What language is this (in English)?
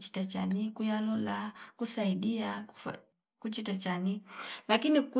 Fipa